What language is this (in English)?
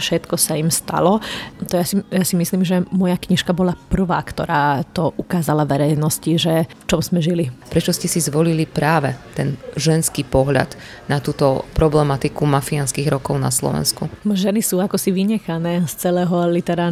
Slovak